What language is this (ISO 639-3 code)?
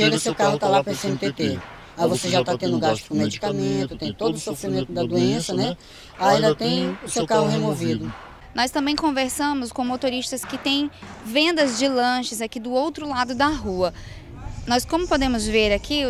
por